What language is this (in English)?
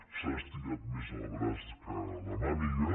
Catalan